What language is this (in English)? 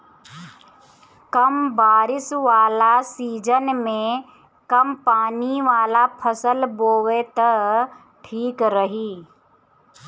Bhojpuri